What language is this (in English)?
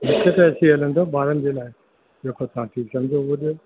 Sindhi